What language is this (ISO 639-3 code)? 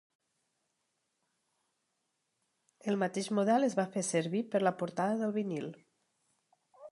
cat